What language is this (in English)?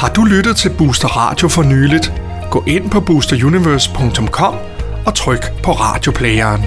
Danish